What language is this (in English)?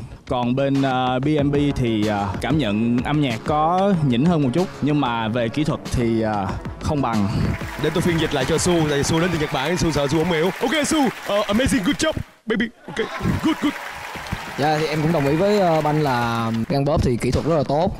Vietnamese